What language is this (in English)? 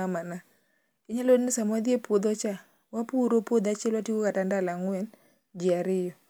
Luo (Kenya and Tanzania)